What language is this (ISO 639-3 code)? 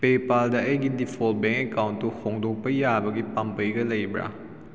mni